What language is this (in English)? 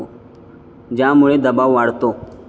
Marathi